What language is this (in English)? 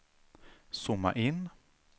Swedish